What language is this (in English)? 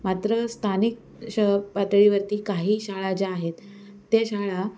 Marathi